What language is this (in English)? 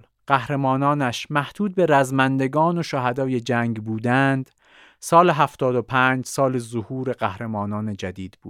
Persian